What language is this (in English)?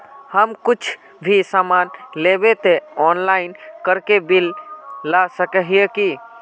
Magahi